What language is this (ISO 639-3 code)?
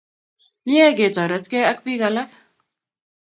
kln